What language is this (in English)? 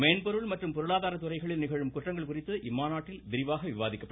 Tamil